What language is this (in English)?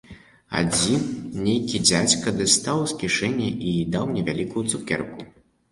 Belarusian